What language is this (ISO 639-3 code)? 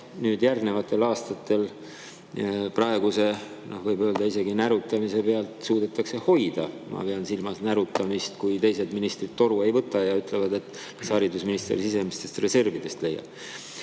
est